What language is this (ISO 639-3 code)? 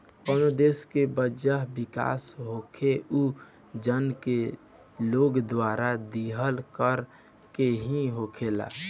bho